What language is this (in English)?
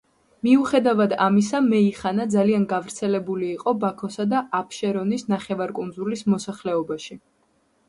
Georgian